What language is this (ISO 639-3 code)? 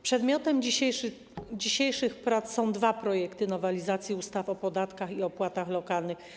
pol